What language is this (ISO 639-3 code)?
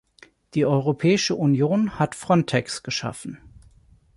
deu